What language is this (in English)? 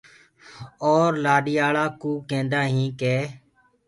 Gurgula